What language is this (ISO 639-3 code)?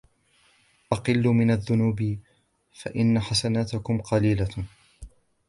ara